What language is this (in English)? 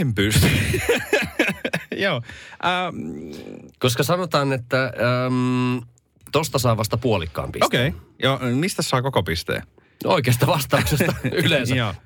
Finnish